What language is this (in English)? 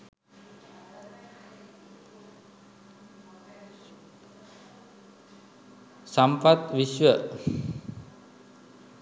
Sinhala